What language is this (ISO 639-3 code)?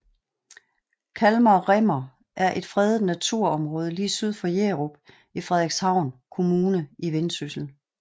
dan